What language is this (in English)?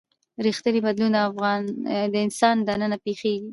Pashto